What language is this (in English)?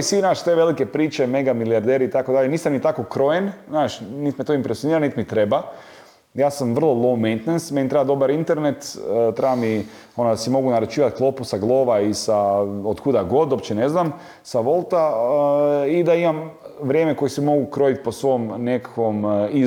Croatian